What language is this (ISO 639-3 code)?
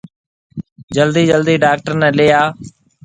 mve